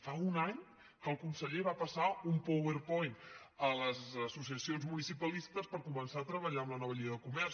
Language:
Catalan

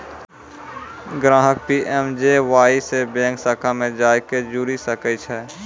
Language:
Maithili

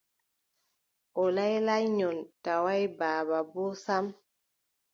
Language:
Adamawa Fulfulde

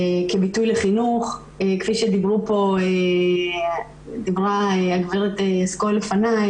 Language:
Hebrew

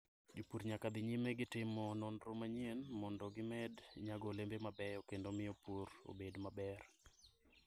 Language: Luo (Kenya and Tanzania)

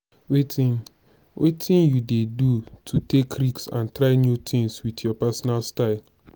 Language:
Nigerian Pidgin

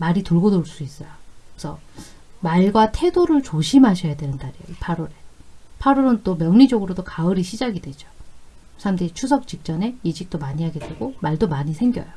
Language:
Korean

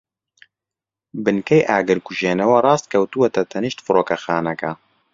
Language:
Central Kurdish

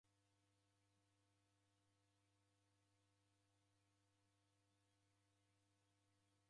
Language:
Taita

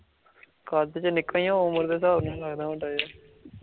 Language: Punjabi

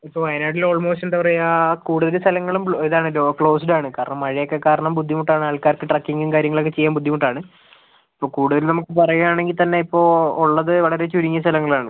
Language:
Malayalam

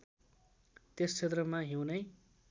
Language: Nepali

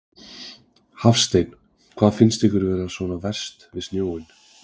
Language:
Icelandic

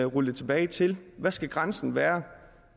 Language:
Danish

